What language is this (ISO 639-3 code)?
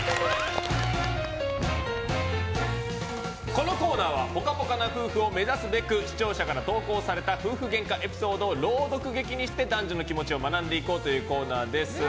jpn